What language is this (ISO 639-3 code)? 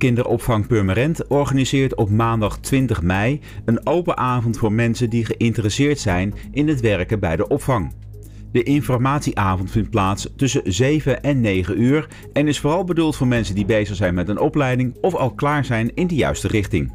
nld